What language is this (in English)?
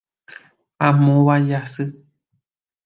Guarani